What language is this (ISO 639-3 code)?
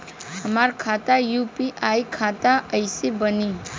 bho